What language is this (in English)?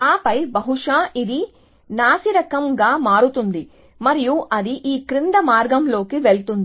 Telugu